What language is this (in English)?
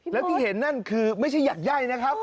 Thai